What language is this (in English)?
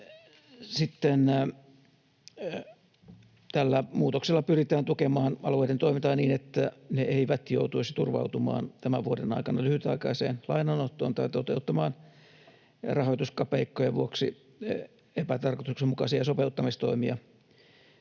Finnish